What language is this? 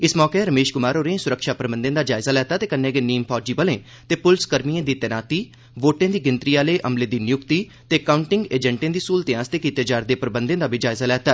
Dogri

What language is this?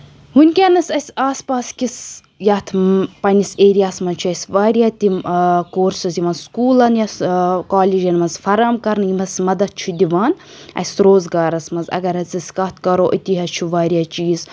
Kashmiri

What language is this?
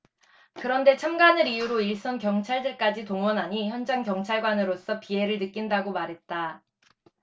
Korean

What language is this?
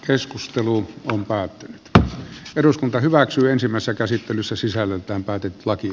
Finnish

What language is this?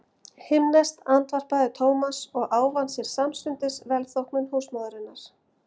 Icelandic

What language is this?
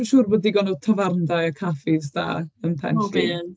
Welsh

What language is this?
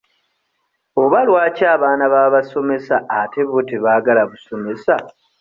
Ganda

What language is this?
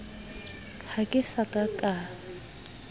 Southern Sotho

